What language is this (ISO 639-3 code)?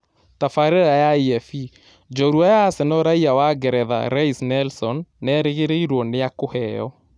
kik